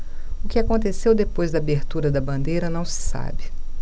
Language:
Portuguese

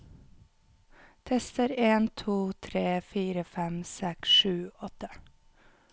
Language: Norwegian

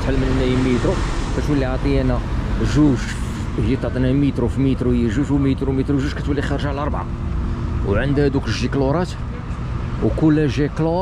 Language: Arabic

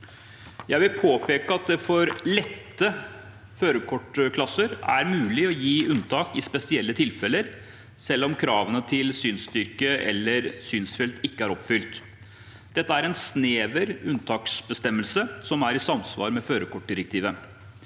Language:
Norwegian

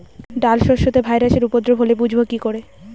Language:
Bangla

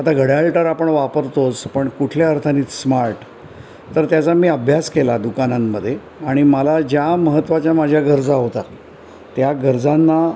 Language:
Marathi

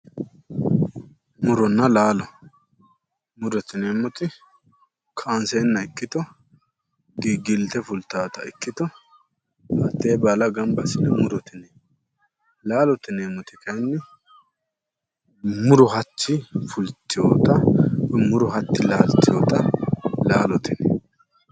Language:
Sidamo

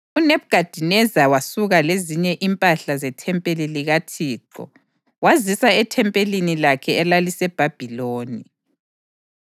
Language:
North Ndebele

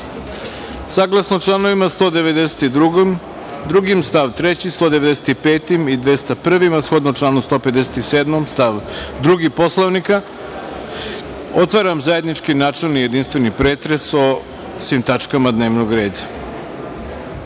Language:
Serbian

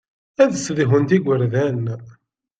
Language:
Kabyle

